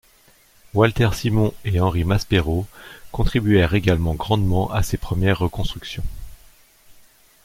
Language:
French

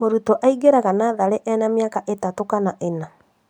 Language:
Kikuyu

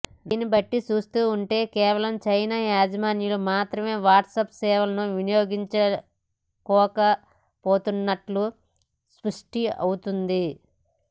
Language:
Telugu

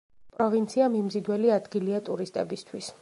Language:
Georgian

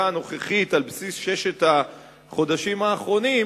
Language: Hebrew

